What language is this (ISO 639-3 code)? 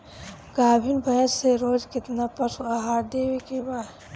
bho